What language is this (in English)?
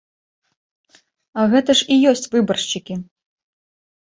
Belarusian